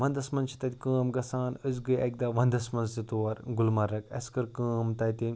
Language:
Kashmiri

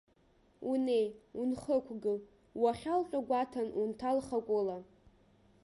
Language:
Abkhazian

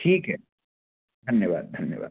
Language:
Hindi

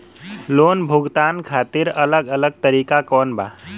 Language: Bhojpuri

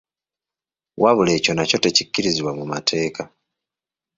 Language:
Ganda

